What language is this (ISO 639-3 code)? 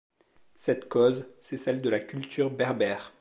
fra